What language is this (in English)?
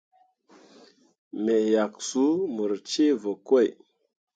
Mundang